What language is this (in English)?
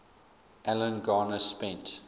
English